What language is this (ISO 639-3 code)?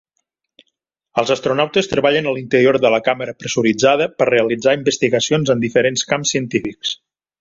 cat